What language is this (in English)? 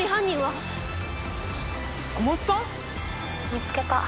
Japanese